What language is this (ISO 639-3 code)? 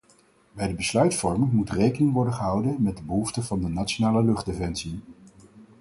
nld